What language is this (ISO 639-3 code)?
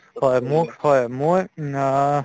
asm